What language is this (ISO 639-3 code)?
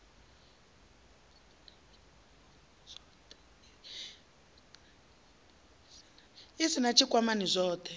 ven